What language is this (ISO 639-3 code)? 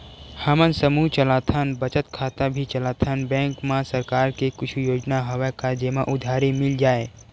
hne